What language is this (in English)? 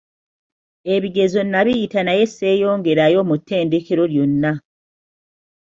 Ganda